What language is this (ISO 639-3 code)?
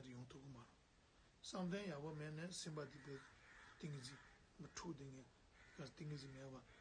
tur